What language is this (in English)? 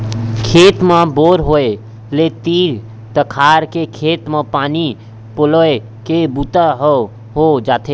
Chhattisgarhi